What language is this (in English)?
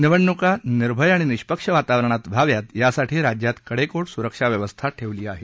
Marathi